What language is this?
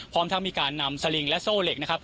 Thai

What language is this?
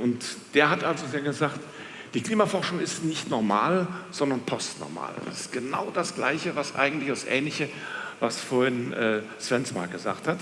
German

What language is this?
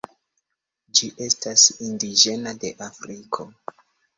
Esperanto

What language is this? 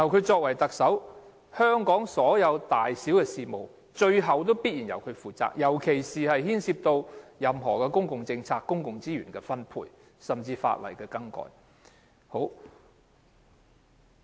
Cantonese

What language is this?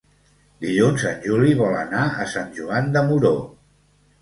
Catalan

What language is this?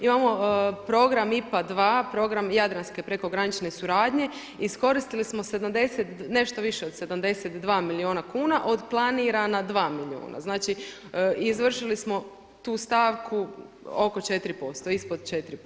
Croatian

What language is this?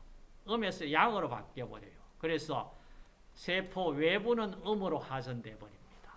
Korean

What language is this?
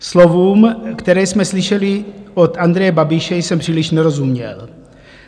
Czech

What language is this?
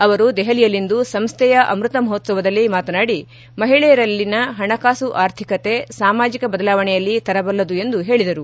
Kannada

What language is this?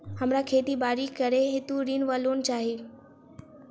Maithili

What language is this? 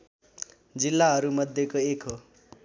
Nepali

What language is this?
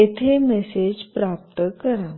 Marathi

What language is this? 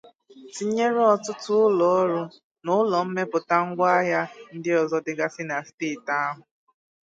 Igbo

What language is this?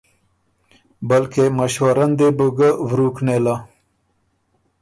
Ormuri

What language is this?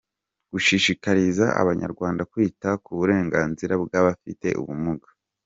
Kinyarwanda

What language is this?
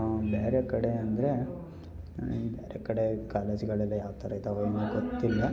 Kannada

